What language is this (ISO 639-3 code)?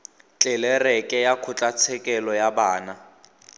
tsn